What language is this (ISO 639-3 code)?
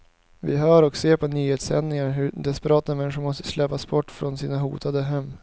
swe